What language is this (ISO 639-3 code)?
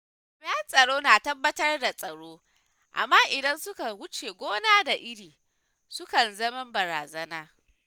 hau